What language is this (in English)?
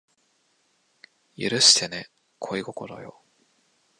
Japanese